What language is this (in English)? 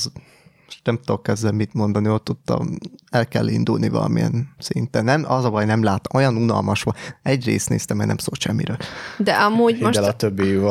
Hungarian